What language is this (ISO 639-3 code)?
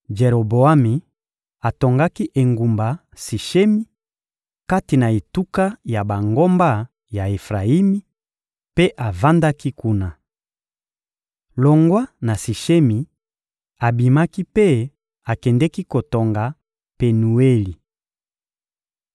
lin